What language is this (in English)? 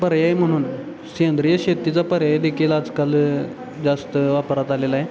Marathi